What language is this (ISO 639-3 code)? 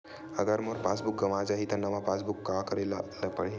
hne